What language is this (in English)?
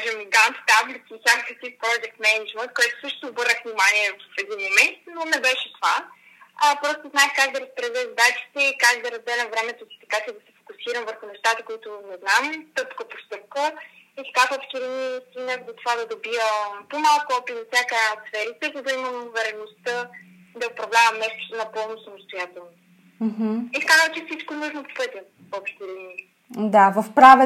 Bulgarian